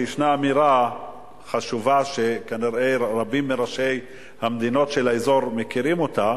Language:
Hebrew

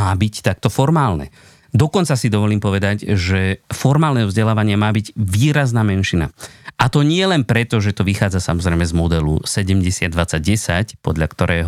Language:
Slovak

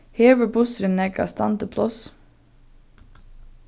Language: Faroese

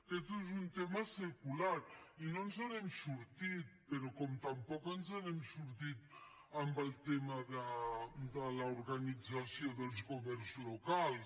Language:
Catalan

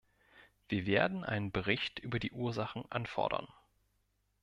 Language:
German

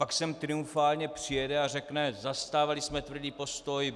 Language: Czech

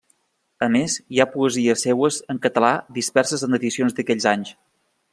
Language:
Catalan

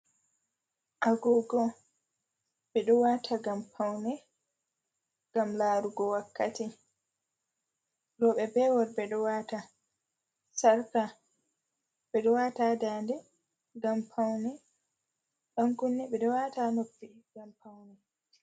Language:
Fula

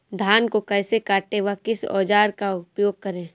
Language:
Hindi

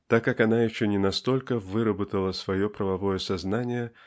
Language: Russian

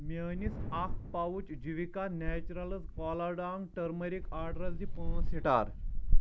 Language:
Kashmiri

